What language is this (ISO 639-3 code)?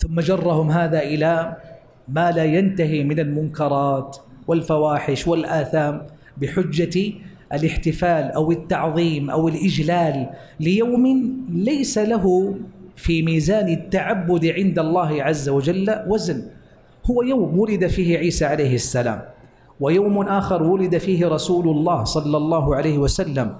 ara